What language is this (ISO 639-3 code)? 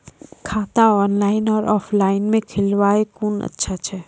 mai